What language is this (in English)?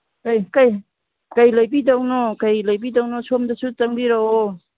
Manipuri